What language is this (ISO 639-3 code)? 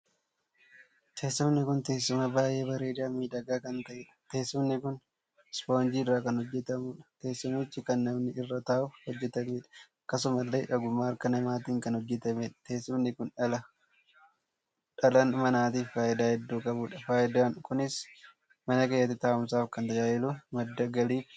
orm